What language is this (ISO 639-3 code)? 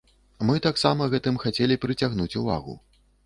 bel